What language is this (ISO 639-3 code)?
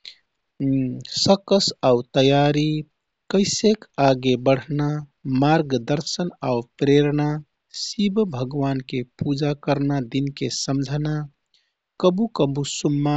tkt